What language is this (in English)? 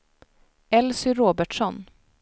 Swedish